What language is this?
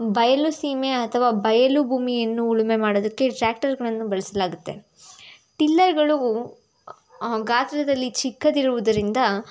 Kannada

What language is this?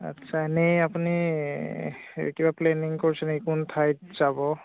Assamese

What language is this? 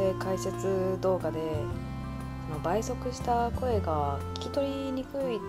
Japanese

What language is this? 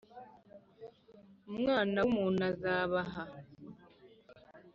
Kinyarwanda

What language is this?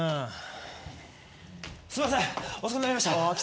Japanese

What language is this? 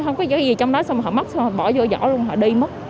Vietnamese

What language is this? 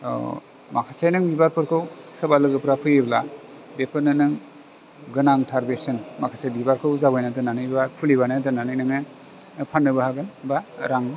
Bodo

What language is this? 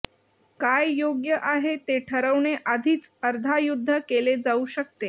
Marathi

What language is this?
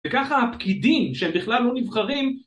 Hebrew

